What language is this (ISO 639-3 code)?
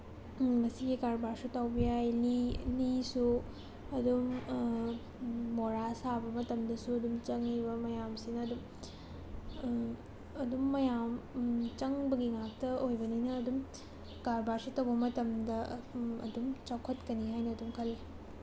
mni